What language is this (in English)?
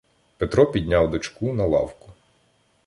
Ukrainian